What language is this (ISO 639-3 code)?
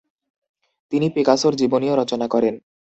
ben